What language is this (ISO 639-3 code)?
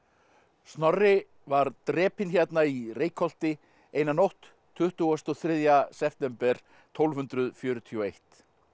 isl